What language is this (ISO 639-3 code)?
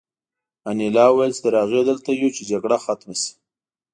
pus